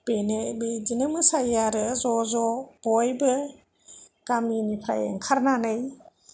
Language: Bodo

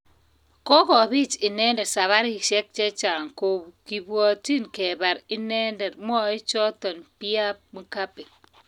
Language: Kalenjin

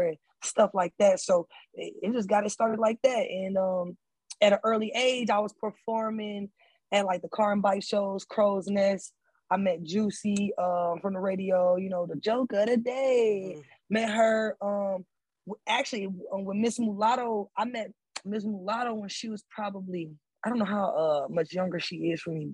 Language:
English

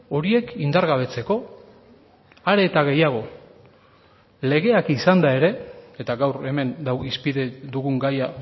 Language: Basque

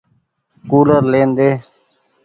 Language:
Goaria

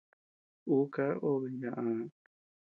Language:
Tepeuxila Cuicatec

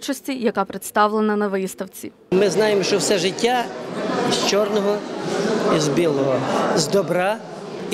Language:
Ukrainian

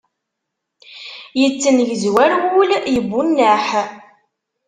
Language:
Kabyle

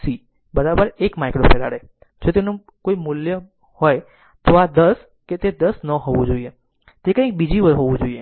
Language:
Gujarati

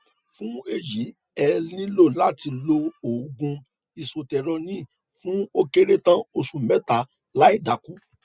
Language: Yoruba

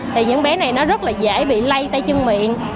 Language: Vietnamese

